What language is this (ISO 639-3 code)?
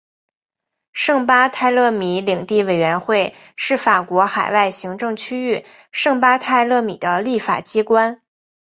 zho